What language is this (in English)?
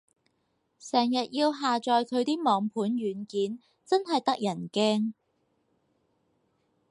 Cantonese